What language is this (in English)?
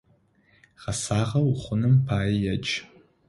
Adyghe